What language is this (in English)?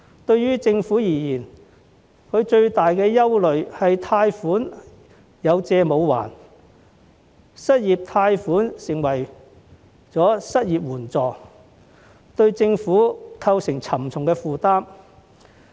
Cantonese